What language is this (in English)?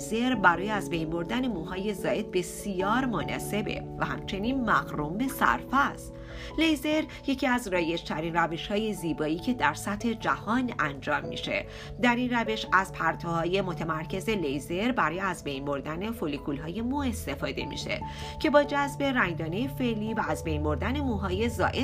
Persian